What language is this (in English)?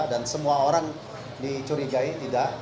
Indonesian